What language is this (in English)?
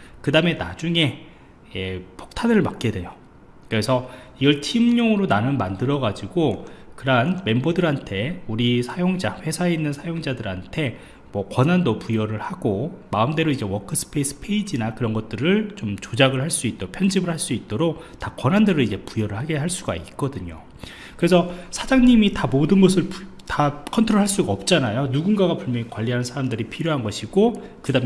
Korean